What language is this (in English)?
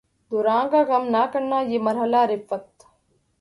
Urdu